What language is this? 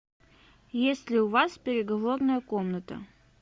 Russian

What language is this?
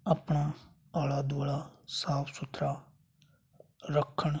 Punjabi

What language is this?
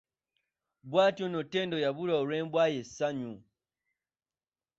Ganda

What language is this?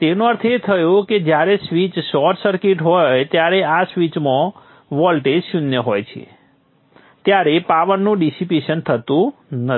Gujarati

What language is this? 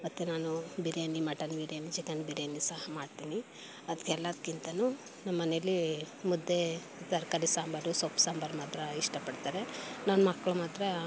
Kannada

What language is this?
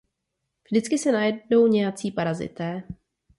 Czech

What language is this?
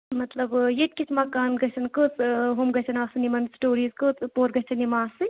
Kashmiri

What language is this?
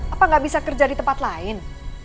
Indonesian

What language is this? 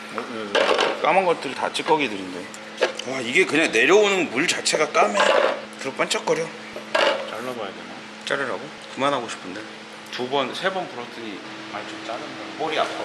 Korean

